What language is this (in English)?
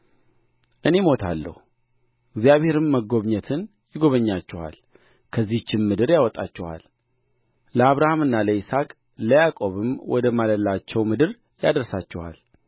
Amharic